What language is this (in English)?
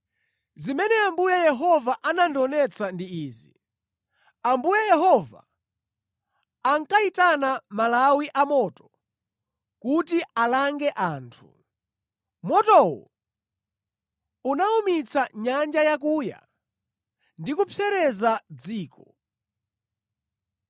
Nyanja